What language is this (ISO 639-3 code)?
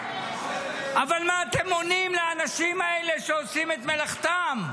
heb